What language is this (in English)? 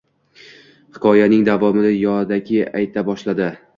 Uzbek